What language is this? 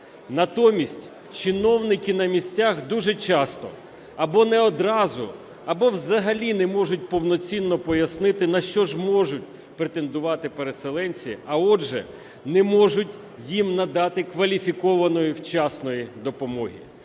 Ukrainian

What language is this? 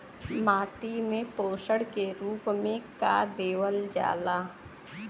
Bhojpuri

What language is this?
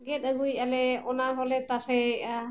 Santali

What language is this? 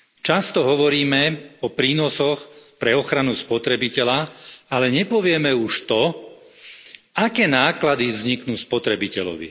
Slovak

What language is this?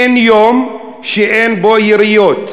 Hebrew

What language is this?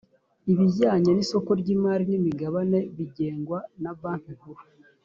Kinyarwanda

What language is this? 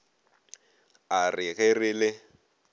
Northern Sotho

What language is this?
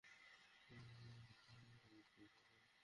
Bangla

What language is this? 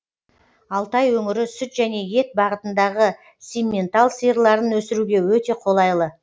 Kazakh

